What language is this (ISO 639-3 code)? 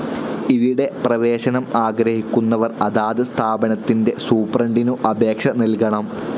mal